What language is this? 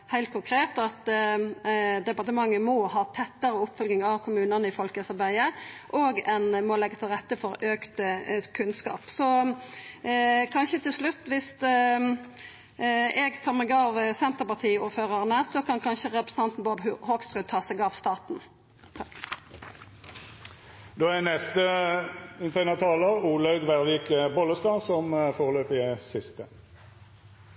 Norwegian Nynorsk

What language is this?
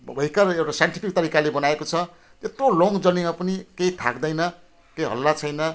Nepali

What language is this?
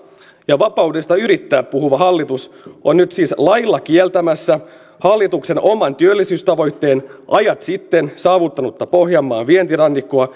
Finnish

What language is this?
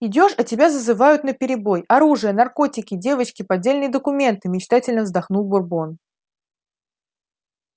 Russian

